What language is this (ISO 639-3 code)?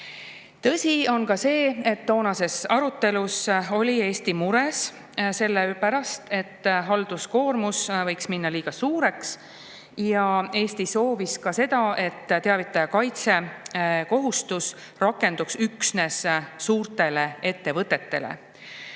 est